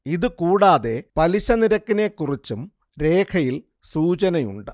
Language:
Malayalam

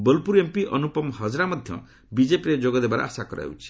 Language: Odia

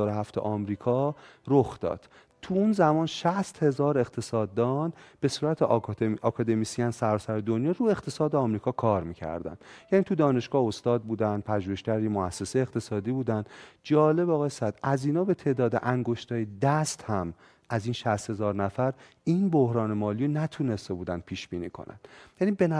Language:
Persian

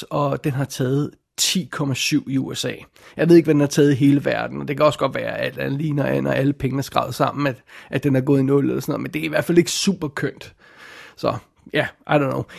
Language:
Danish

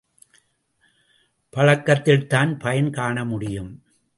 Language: Tamil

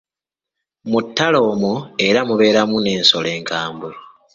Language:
Ganda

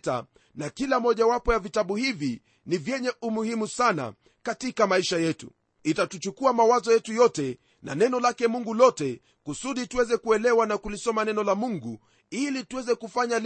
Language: Swahili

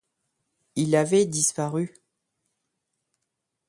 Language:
French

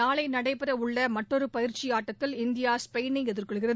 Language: Tamil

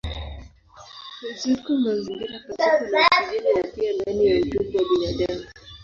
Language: Swahili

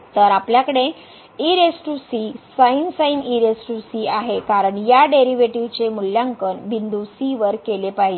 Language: Marathi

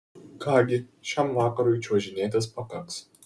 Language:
Lithuanian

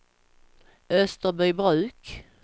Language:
Swedish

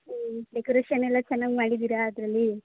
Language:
Kannada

